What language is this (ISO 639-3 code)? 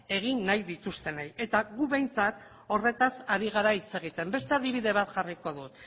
eus